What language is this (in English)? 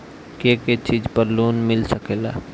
Bhojpuri